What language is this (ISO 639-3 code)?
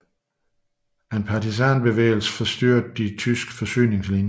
dan